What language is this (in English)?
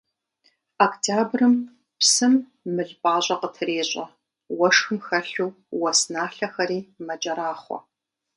Kabardian